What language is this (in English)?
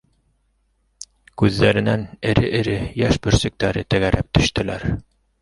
Bashkir